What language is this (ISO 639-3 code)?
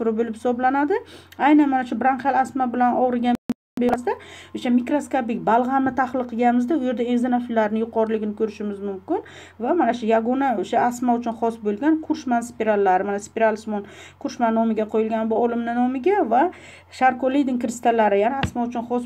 tur